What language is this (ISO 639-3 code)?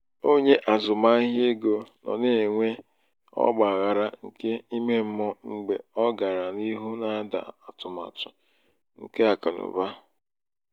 ibo